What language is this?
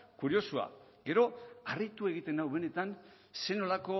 Basque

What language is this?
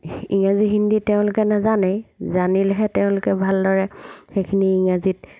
Assamese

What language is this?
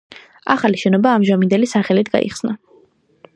Georgian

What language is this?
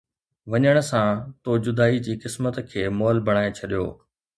Sindhi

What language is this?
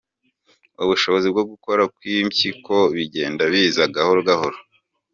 Kinyarwanda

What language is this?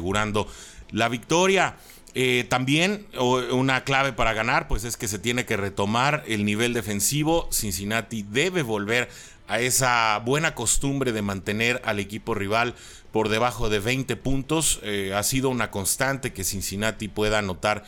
Spanish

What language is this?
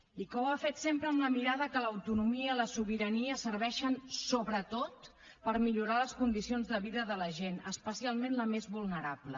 Catalan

